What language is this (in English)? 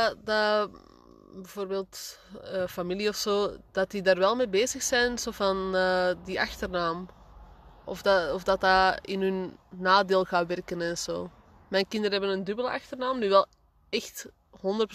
Dutch